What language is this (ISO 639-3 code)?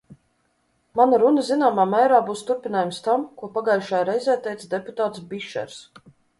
lav